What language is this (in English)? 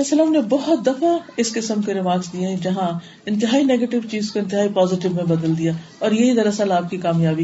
Urdu